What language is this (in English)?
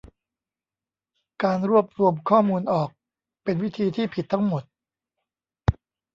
Thai